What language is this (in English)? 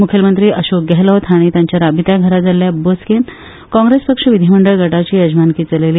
Konkani